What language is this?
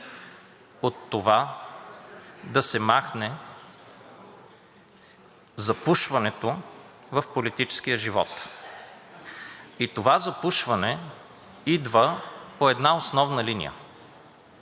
Bulgarian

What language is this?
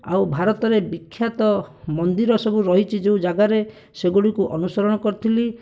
Odia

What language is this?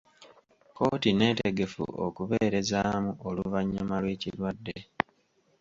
Ganda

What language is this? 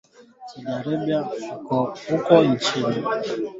Swahili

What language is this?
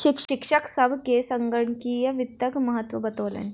Maithili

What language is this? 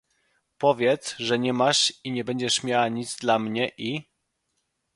Polish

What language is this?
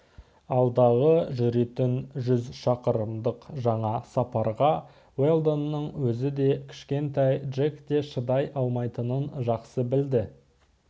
Kazakh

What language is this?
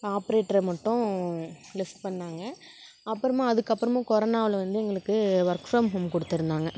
Tamil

